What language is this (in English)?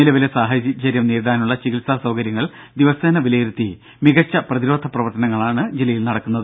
Malayalam